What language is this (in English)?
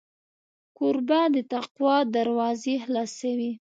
Pashto